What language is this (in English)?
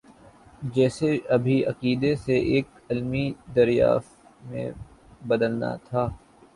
Urdu